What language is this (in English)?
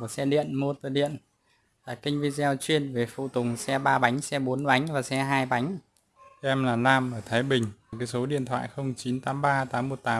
Vietnamese